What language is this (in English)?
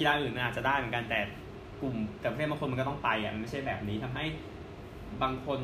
Thai